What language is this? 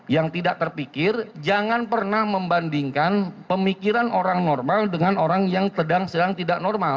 Indonesian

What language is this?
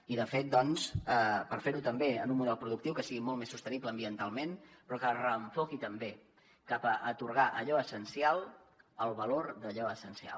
Catalan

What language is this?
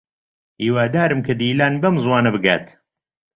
Central Kurdish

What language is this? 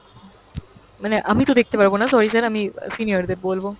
Bangla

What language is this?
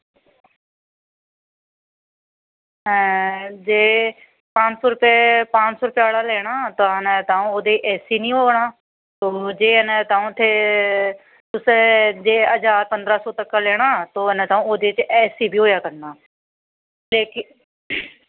Dogri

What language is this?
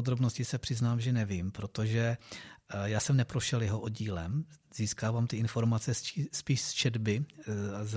Czech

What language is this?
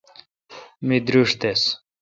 Kalkoti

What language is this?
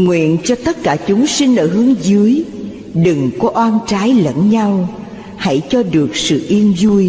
Vietnamese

